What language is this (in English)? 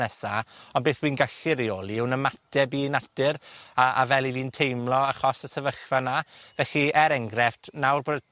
Welsh